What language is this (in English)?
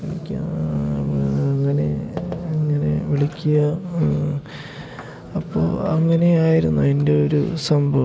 Malayalam